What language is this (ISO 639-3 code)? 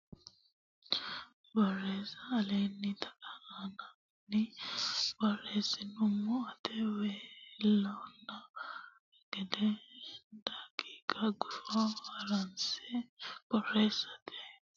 sid